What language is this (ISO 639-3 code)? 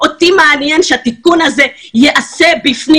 heb